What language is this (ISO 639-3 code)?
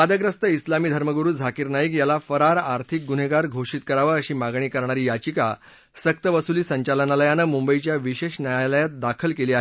mar